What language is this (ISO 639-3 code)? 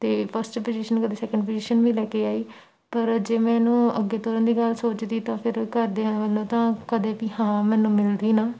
pan